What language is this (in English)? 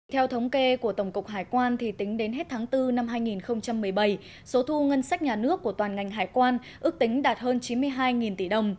Vietnamese